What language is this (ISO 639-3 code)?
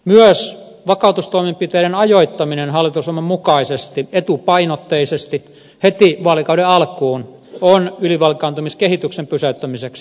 fin